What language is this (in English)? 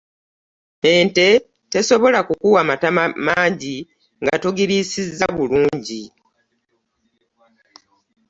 Ganda